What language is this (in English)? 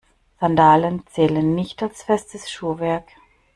German